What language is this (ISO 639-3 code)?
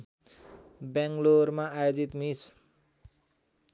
nep